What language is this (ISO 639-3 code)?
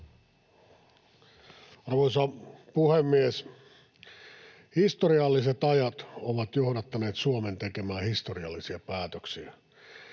fin